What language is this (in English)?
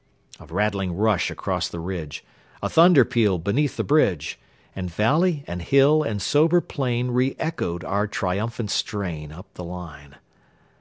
English